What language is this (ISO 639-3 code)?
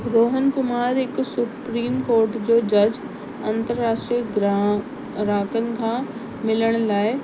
snd